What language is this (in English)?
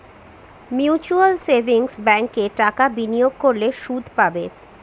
Bangla